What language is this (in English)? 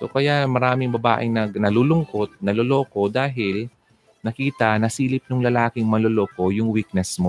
Filipino